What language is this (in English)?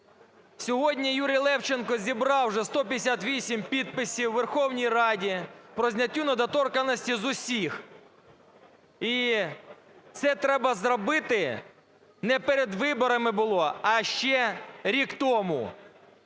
Ukrainian